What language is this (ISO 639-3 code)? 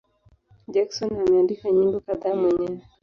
swa